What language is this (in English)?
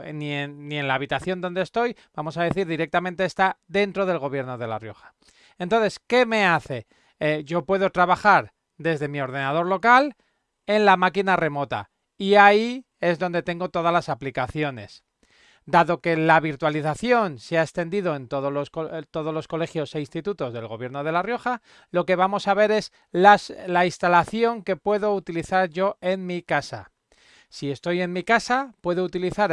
Spanish